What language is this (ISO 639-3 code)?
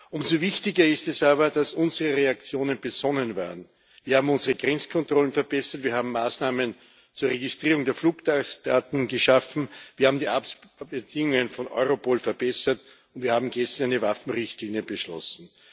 deu